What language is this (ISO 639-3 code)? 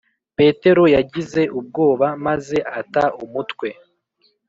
kin